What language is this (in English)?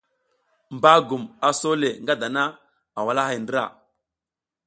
South Giziga